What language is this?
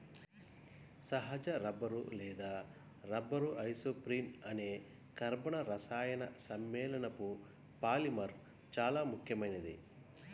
Telugu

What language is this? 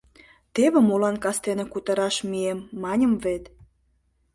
Mari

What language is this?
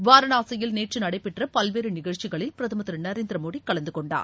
Tamil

